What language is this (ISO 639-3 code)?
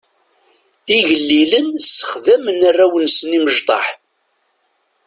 kab